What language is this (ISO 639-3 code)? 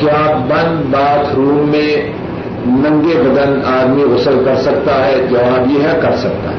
urd